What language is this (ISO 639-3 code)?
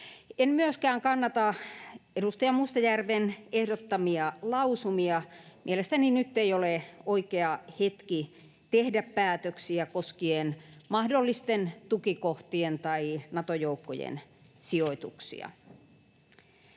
fin